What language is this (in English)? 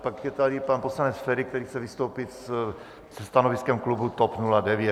Czech